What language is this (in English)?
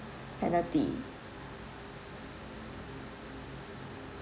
English